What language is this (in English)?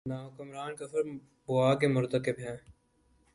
Urdu